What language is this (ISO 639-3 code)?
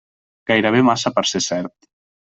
cat